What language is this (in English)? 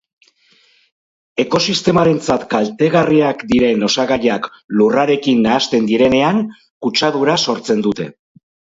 Basque